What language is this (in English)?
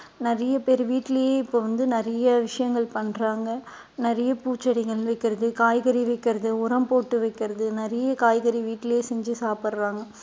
Tamil